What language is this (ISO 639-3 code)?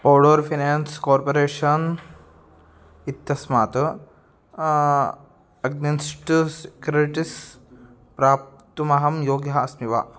san